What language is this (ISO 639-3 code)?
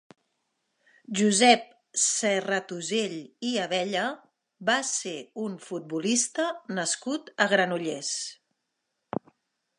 cat